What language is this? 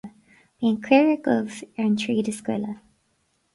Irish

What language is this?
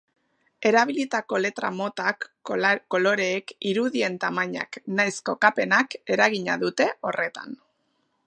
Basque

